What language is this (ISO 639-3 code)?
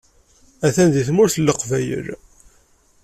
kab